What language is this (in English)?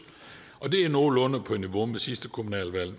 Danish